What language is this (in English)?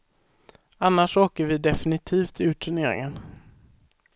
Swedish